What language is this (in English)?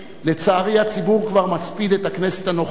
Hebrew